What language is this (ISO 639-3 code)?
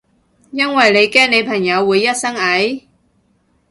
yue